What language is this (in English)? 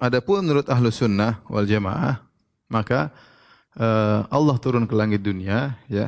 Indonesian